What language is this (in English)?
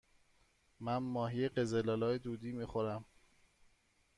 Persian